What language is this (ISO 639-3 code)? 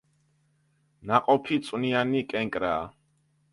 kat